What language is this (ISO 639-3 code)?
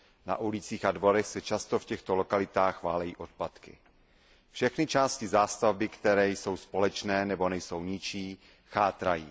ces